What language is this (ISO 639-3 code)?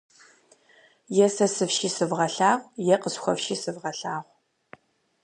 kbd